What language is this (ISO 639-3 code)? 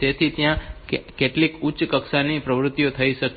guj